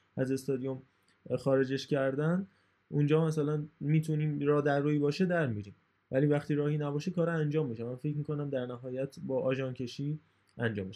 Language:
Persian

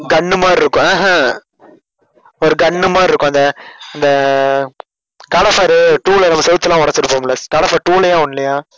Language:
Tamil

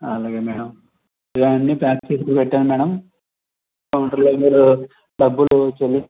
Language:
Telugu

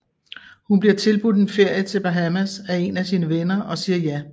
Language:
Danish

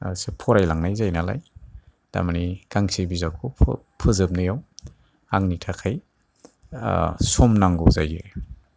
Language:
Bodo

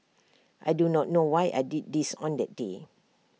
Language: English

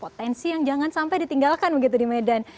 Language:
Indonesian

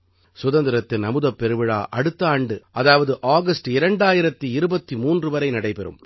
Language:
Tamil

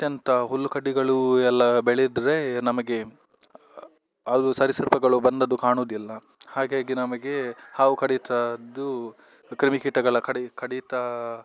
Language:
Kannada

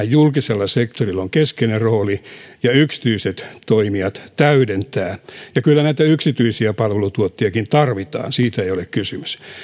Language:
Finnish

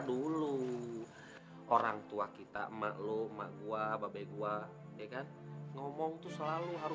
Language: Indonesian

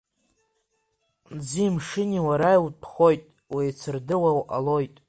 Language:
Abkhazian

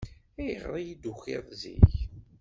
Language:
Kabyle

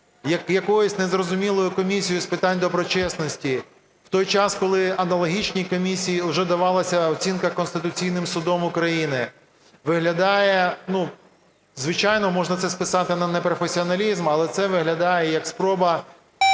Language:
Ukrainian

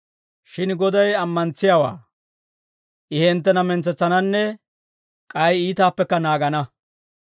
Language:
Dawro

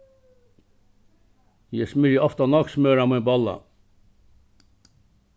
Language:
Faroese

